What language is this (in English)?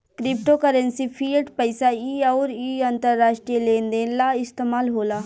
Bhojpuri